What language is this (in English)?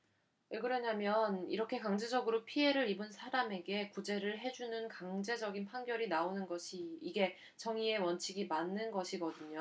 Korean